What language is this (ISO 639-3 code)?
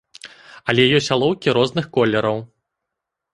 bel